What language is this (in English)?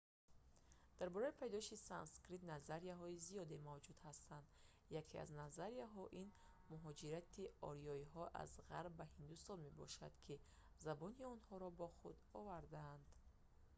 Tajik